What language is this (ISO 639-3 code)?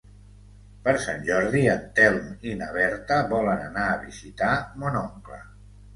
cat